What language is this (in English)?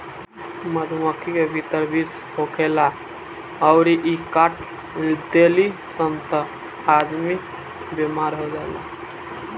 Bhojpuri